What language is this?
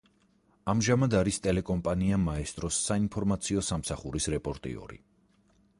Georgian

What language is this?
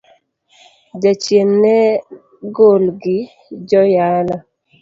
Luo (Kenya and Tanzania)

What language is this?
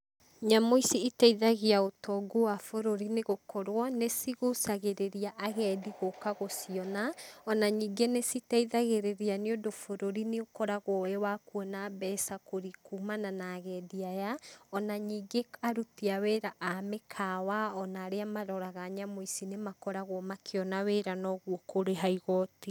Kikuyu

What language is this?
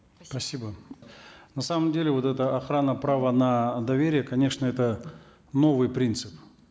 Kazakh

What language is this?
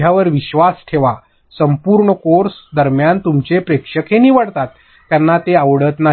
Marathi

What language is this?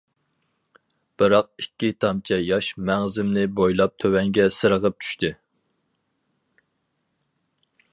Uyghur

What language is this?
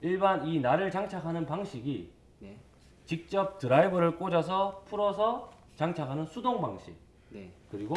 Korean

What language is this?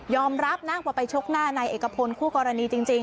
Thai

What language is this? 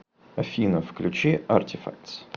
Russian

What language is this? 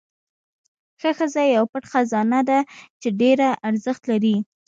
Pashto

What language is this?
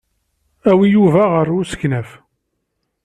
Kabyle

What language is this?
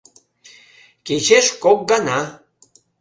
Mari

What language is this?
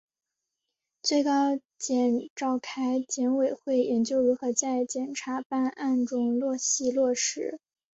Chinese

